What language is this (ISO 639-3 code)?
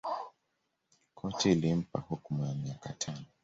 swa